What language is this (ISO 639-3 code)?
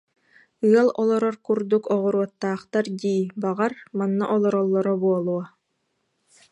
sah